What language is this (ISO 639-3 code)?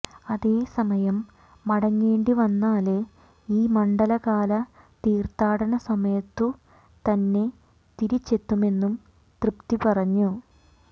mal